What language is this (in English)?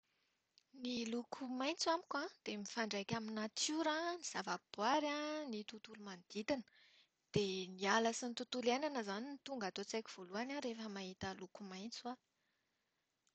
Malagasy